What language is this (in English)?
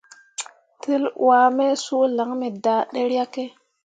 Mundang